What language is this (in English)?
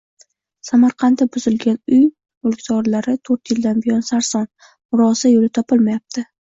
Uzbek